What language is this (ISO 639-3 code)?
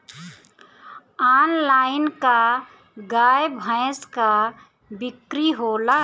bho